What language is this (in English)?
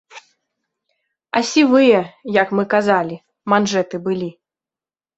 Belarusian